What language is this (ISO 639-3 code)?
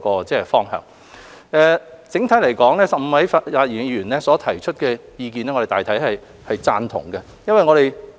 yue